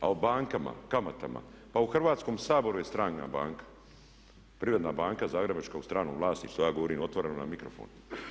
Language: Croatian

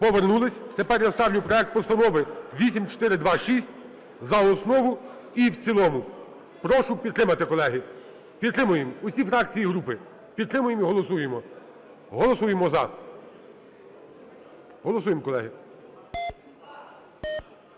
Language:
Ukrainian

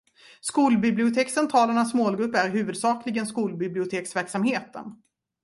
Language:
Swedish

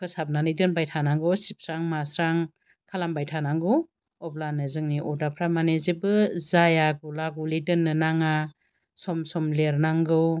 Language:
Bodo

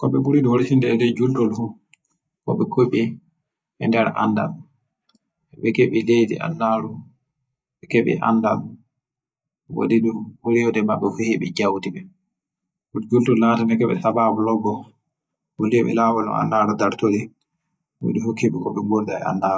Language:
Western Niger Fulfulde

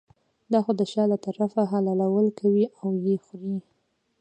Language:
Pashto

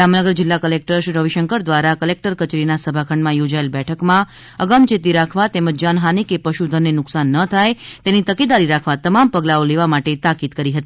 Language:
Gujarati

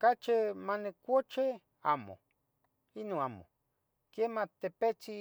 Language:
Tetelcingo Nahuatl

